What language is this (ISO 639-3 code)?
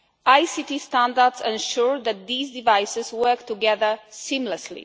eng